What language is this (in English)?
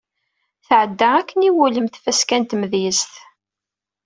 Kabyle